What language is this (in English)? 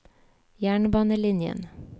Norwegian